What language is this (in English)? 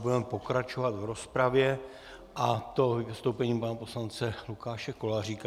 Czech